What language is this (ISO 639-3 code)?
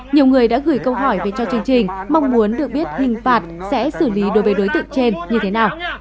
vie